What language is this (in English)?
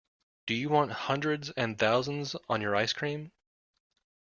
English